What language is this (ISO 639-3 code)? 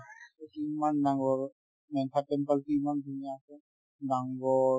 asm